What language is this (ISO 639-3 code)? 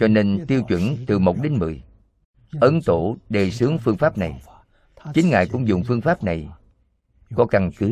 vie